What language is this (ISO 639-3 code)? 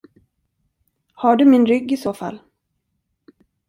swe